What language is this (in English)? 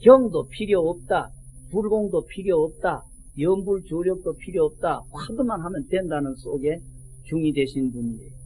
Korean